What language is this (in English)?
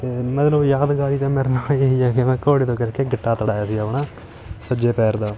Punjabi